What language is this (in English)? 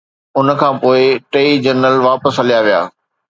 Sindhi